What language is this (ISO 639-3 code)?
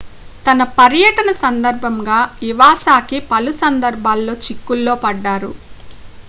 tel